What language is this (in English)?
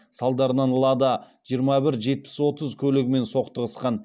Kazakh